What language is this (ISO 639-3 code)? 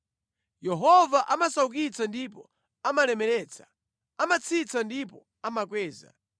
nya